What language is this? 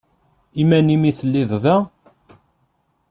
Kabyle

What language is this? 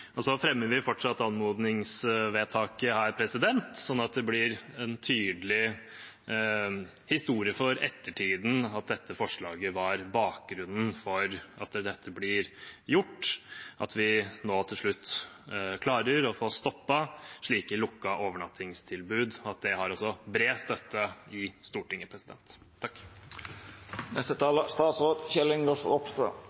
Norwegian Bokmål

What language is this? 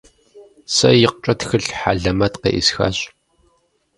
Kabardian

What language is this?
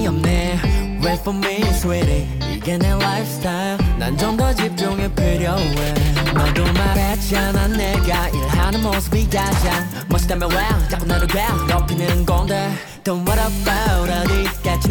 Vietnamese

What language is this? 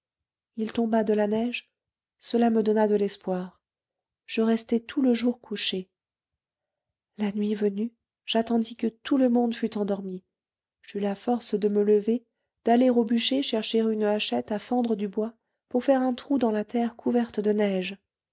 French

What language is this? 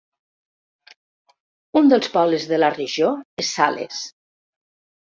Catalan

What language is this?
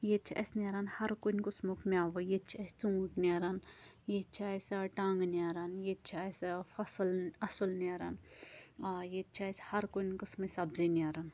Kashmiri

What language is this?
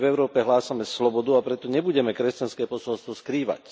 Slovak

